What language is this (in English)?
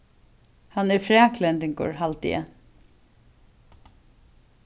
Faroese